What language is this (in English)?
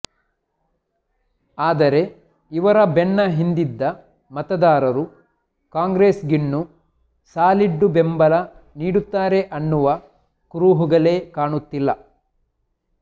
Kannada